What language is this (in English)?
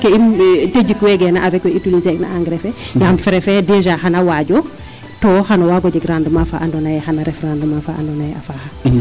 Serer